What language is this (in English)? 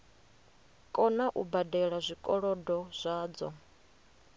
Venda